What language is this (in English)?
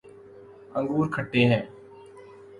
Urdu